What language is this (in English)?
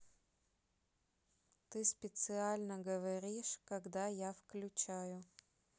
Russian